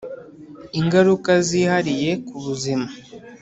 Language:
Kinyarwanda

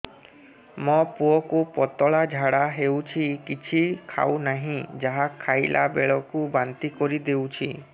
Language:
Odia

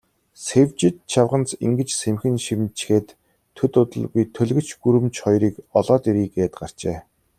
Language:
Mongolian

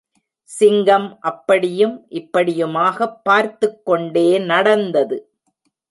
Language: Tamil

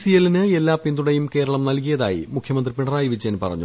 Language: Malayalam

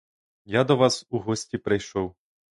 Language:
Ukrainian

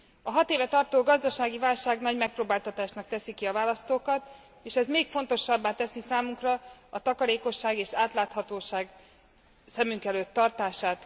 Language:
Hungarian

